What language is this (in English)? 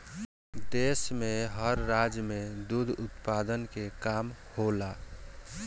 Bhojpuri